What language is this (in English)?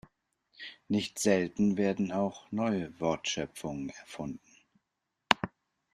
German